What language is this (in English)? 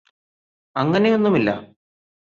Malayalam